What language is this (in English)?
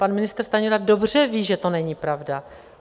Czech